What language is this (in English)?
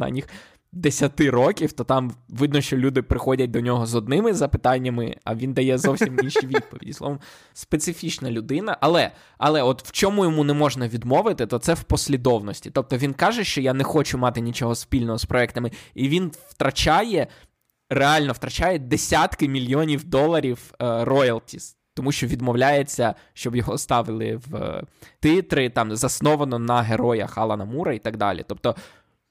Ukrainian